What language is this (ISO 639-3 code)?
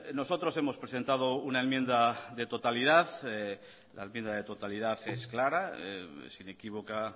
spa